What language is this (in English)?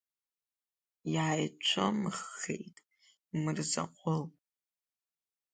Abkhazian